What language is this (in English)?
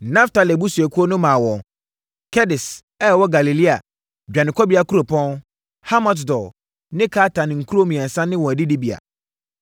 Akan